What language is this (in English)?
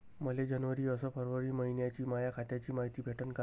Marathi